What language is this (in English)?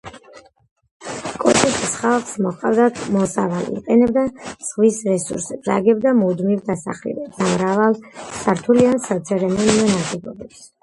Georgian